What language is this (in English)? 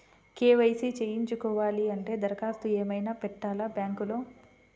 Telugu